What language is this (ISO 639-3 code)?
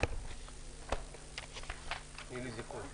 heb